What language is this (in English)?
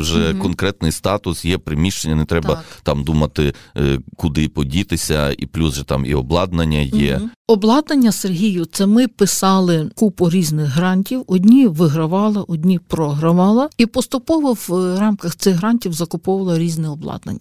Ukrainian